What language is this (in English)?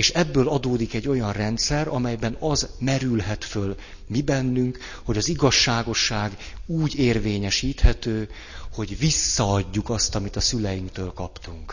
Hungarian